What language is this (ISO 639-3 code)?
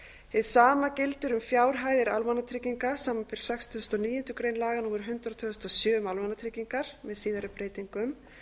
isl